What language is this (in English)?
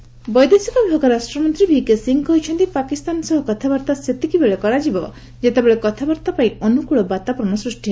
Odia